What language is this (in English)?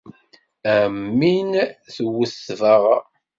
Kabyle